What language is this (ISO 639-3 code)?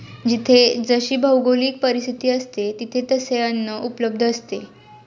mar